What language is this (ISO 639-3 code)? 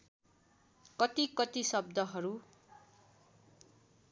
nep